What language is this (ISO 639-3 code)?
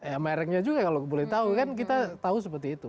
ind